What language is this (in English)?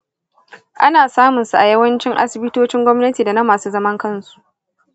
Hausa